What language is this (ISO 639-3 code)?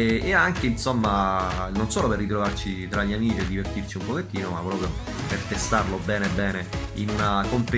ita